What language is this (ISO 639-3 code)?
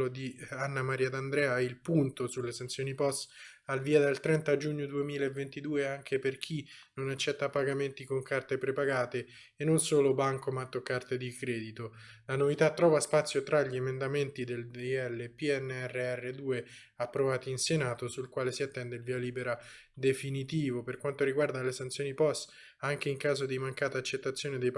ita